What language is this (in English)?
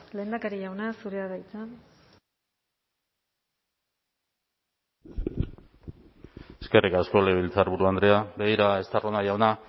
Basque